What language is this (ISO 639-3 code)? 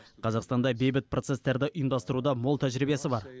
kaz